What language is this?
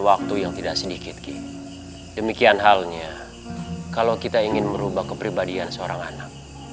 Indonesian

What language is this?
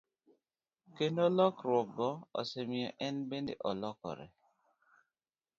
Luo (Kenya and Tanzania)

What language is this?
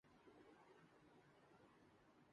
Urdu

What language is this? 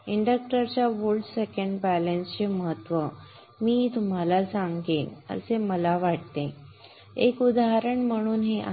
Marathi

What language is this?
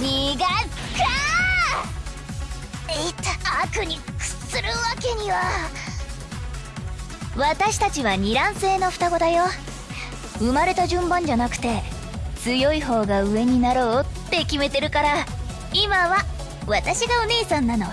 Japanese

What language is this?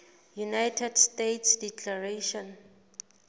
Southern Sotho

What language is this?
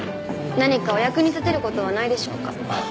Japanese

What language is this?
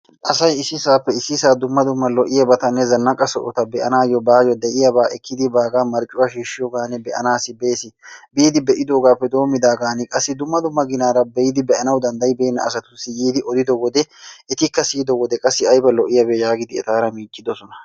Wolaytta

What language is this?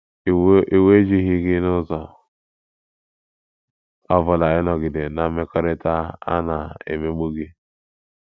Igbo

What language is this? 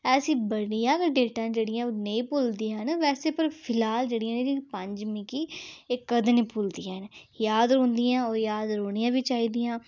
Dogri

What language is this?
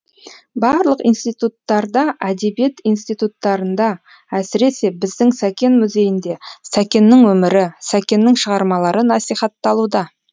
Kazakh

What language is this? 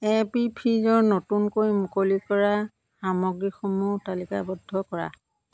Assamese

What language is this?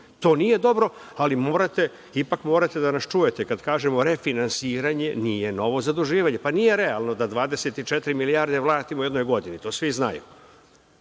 Serbian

